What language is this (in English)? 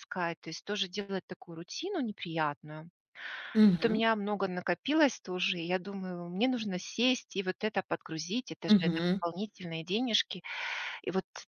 Russian